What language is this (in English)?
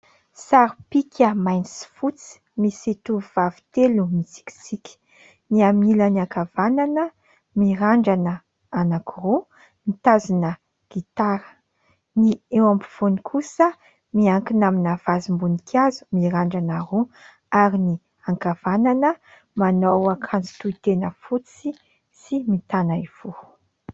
Malagasy